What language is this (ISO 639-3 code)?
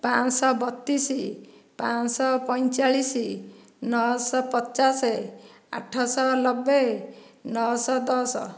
ori